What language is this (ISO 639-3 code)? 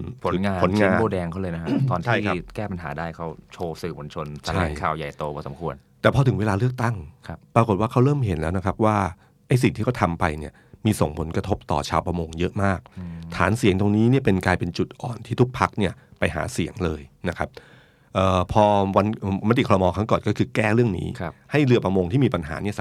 tha